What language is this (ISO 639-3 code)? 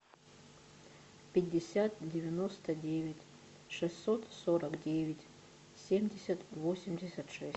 rus